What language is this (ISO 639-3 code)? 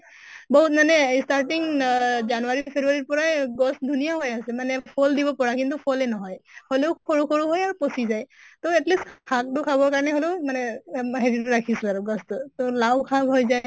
asm